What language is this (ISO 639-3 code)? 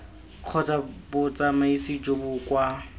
tsn